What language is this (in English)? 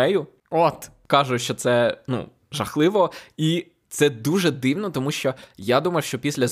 Ukrainian